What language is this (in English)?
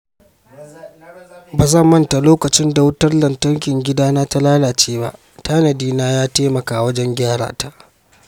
Hausa